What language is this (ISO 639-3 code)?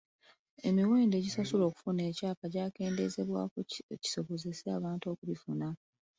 lug